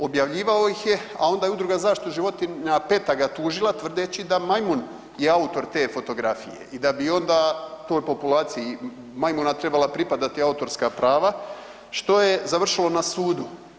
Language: Croatian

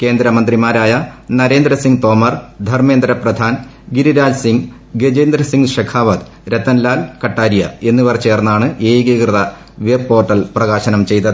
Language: Malayalam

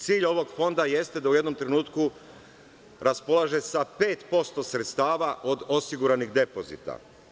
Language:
Serbian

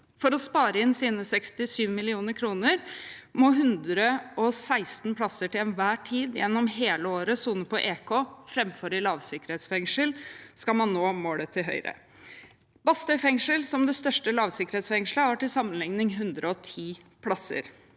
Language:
Norwegian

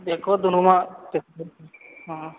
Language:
Maithili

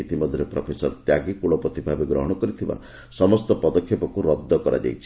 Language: Odia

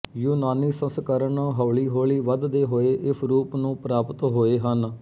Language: Punjabi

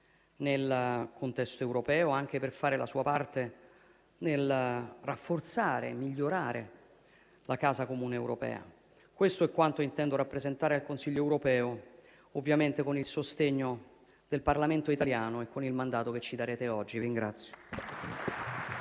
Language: Italian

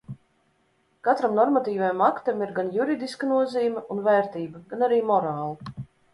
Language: Latvian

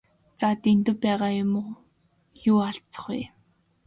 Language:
Mongolian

